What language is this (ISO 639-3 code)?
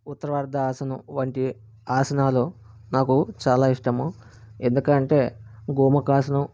tel